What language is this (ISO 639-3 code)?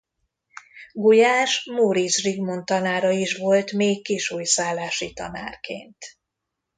hun